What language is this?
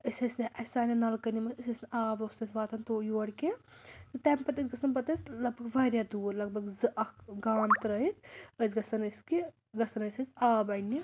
Kashmiri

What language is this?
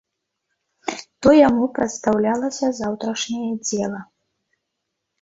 Belarusian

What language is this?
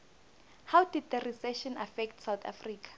South Ndebele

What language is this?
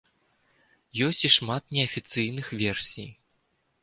Belarusian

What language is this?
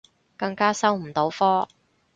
Cantonese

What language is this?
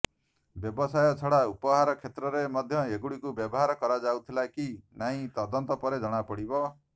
Odia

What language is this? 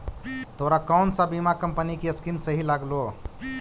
Magahi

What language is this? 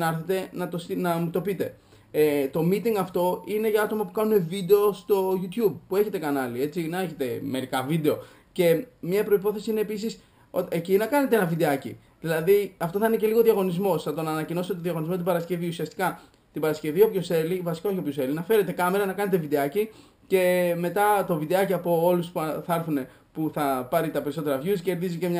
Greek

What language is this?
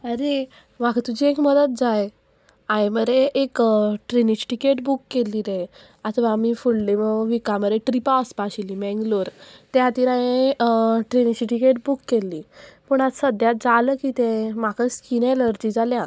Konkani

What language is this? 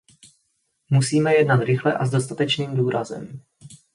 Czech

